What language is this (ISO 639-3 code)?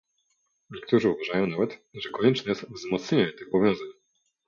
pol